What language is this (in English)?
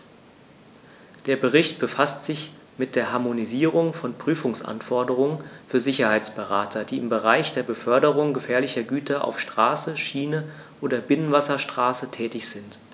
German